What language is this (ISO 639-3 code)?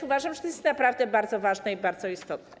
pol